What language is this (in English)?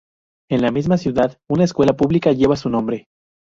Spanish